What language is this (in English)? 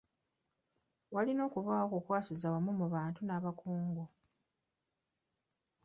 Ganda